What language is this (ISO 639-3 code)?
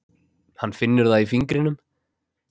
isl